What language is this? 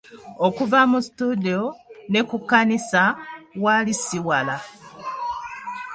Ganda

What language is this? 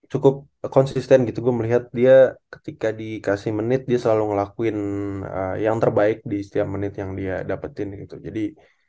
Indonesian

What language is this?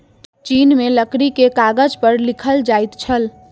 Maithili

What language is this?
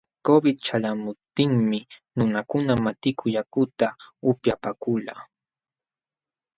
Jauja Wanca Quechua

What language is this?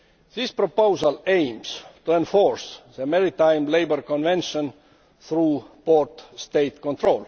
English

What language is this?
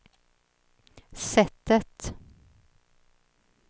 Swedish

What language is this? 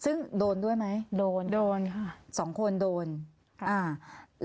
Thai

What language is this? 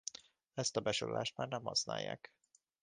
Hungarian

